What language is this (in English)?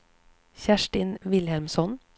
Swedish